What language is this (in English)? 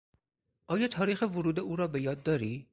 Persian